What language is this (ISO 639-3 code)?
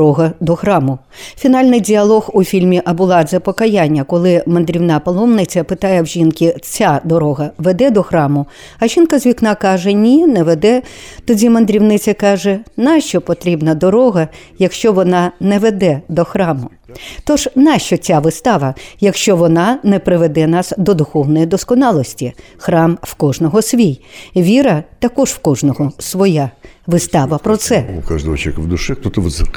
ukr